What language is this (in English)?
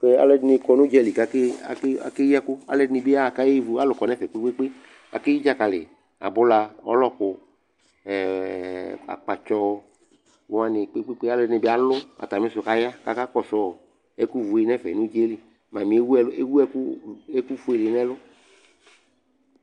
Ikposo